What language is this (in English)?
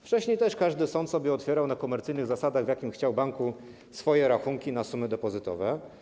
Polish